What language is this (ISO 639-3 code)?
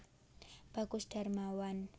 jav